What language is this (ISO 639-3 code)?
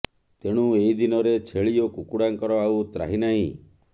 ori